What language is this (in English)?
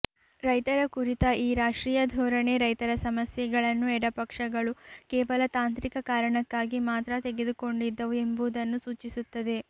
Kannada